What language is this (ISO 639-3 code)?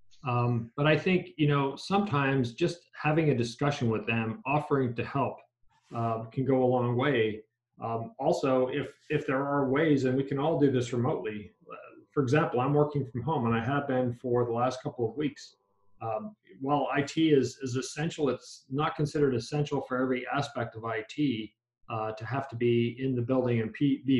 eng